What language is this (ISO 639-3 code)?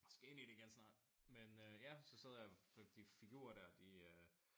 dan